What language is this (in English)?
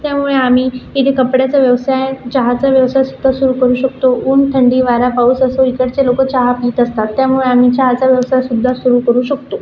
Marathi